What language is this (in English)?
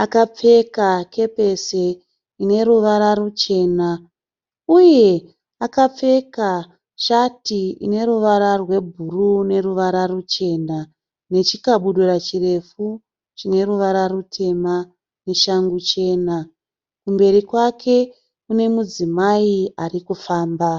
Shona